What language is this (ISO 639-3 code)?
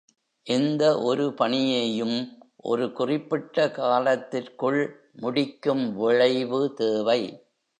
tam